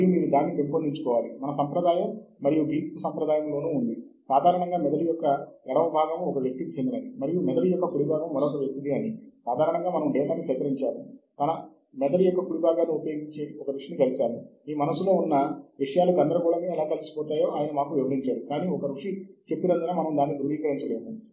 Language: Telugu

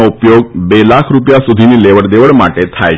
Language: Gujarati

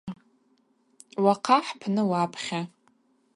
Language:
Abaza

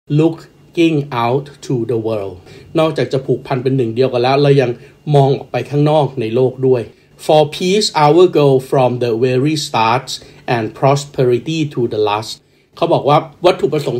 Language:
Thai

